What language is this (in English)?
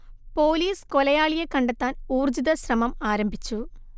Malayalam